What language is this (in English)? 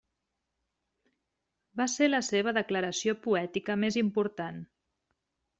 Catalan